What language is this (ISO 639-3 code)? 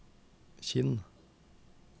nor